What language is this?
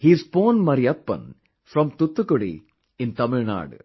English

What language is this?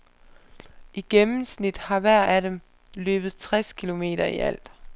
Danish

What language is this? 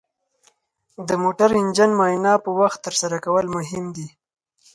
Pashto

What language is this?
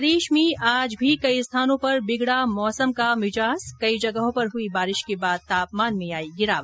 Hindi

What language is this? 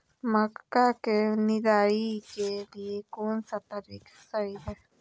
Magahi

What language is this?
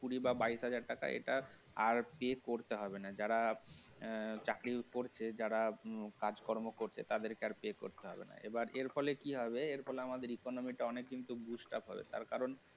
Bangla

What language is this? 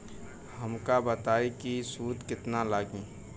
Bhojpuri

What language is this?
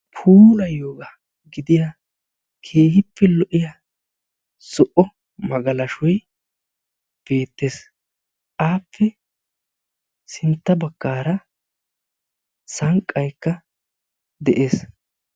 Wolaytta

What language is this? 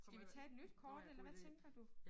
Danish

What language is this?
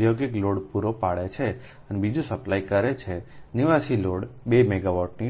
Gujarati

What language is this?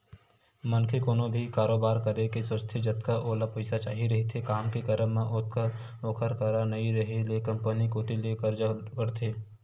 Chhattisgarhi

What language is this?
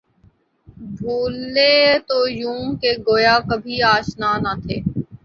Urdu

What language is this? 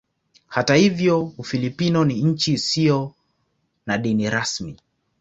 Swahili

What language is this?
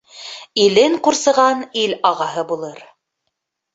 Bashkir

